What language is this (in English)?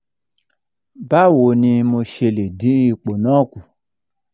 Yoruba